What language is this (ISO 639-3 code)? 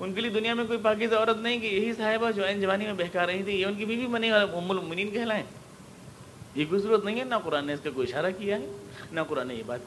urd